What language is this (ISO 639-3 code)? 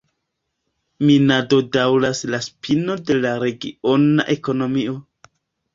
epo